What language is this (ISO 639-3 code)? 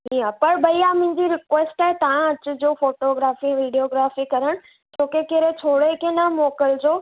snd